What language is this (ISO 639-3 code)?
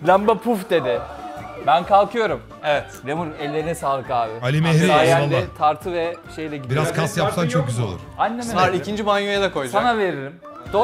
tur